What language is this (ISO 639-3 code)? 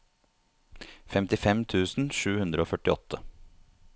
nor